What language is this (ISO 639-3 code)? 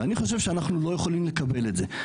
heb